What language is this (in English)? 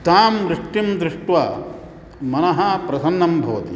Sanskrit